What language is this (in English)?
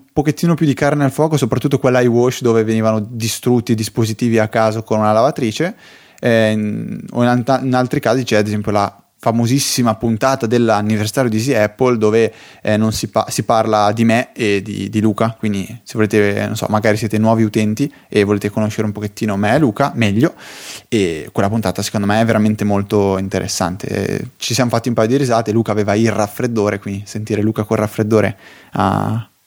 Italian